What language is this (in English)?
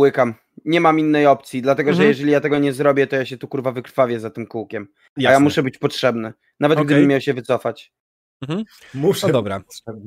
Polish